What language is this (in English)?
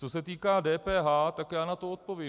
Czech